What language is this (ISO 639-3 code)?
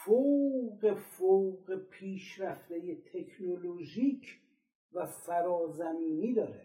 fas